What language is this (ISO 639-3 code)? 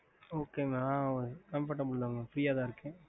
tam